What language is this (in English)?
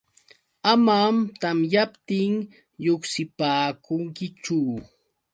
Yauyos Quechua